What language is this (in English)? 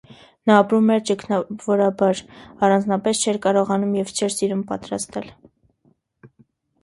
Armenian